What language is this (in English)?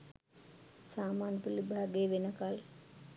Sinhala